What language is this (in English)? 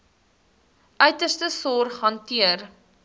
Afrikaans